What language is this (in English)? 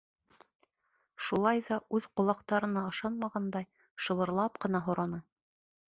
Bashkir